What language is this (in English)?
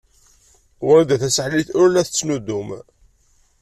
Kabyle